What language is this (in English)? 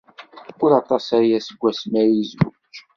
Kabyle